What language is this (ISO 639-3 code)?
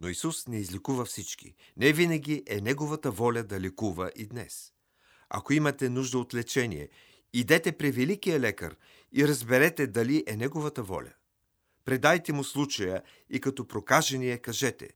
bul